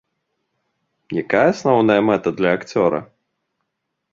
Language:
Belarusian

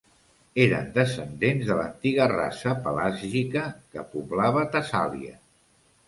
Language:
Catalan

